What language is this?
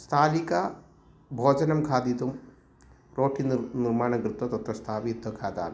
Sanskrit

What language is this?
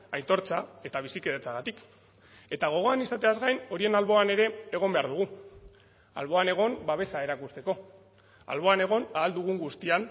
Basque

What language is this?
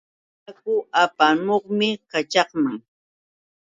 Yauyos Quechua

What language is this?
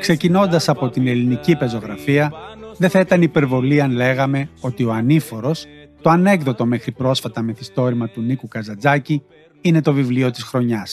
Greek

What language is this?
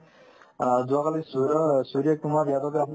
Assamese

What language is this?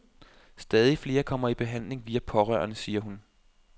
Danish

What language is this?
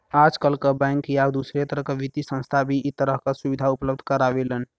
Bhojpuri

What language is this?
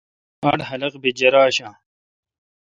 Kalkoti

